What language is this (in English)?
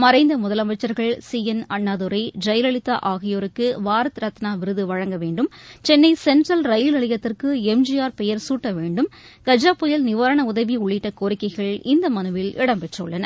Tamil